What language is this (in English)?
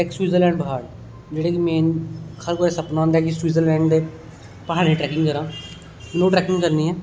Dogri